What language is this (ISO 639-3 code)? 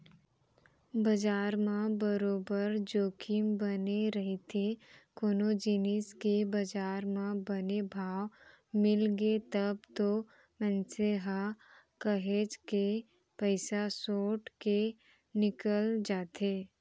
hne